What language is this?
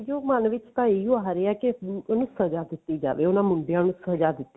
Punjabi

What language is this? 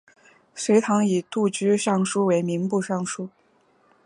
Chinese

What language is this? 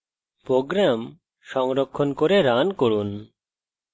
Bangla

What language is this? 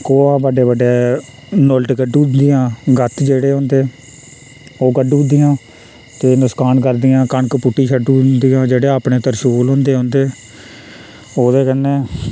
Dogri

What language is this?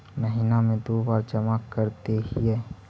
Magahi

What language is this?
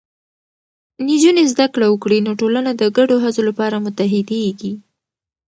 Pashto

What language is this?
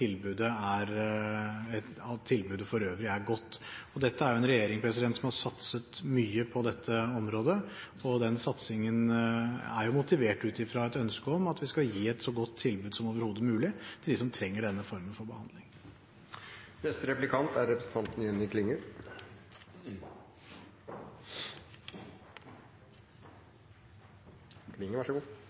Norwegian Bokmål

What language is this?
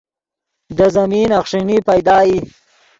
Yidgha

